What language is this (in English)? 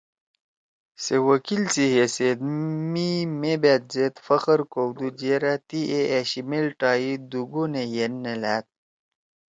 Torwali